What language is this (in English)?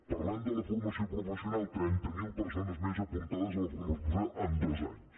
Catalan